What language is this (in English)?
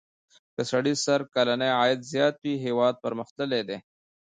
Pashto